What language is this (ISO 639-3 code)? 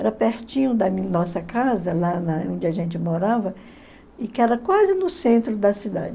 por